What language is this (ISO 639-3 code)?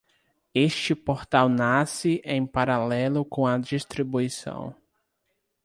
por